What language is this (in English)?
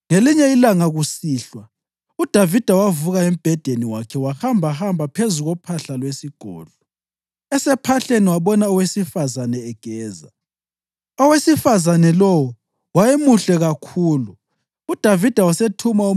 North Ndebele